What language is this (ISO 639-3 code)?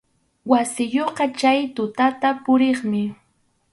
qxu